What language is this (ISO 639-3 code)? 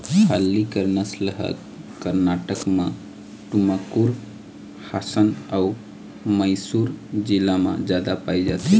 hne